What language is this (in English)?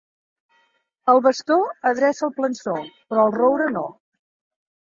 Catalan